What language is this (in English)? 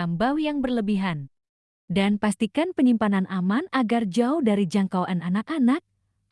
Indonesian